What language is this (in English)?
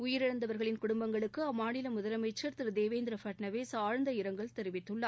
Tamil